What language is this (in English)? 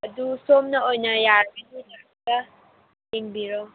Manipuri